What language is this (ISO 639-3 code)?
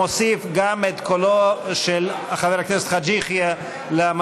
heb